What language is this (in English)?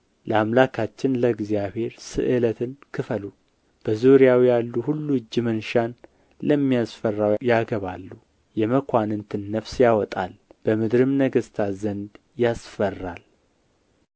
Amharic